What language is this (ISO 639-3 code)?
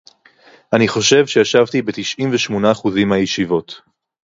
heb